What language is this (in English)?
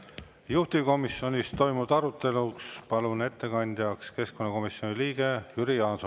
Estonian